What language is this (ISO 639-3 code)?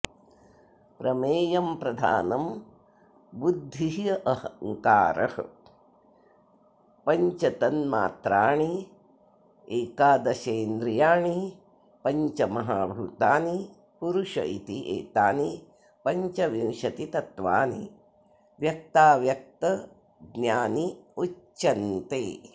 san